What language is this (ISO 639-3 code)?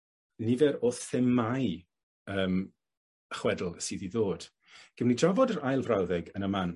cym